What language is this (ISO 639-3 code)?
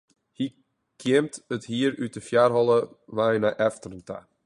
fry